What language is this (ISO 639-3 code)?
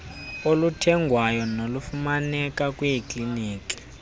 xho